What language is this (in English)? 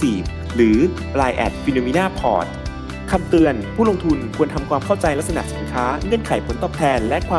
Thai